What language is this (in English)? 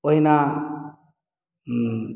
Maithili